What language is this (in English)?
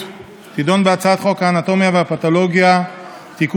Hebrew